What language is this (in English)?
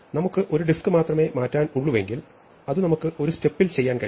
Malayalam